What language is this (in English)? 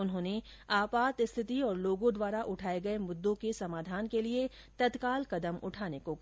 Hindi